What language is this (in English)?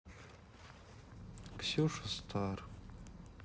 Russian